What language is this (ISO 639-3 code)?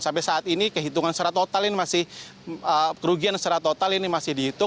ind